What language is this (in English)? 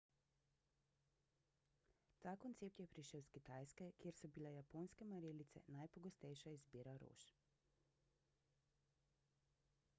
Slovenian